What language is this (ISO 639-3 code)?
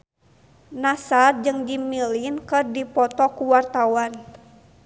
sun